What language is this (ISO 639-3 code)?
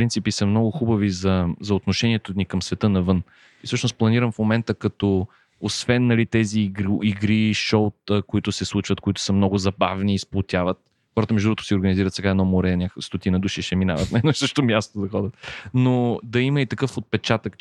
bul